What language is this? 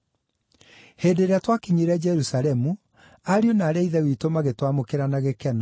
Kikuyu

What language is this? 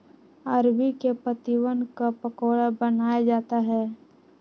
Magahi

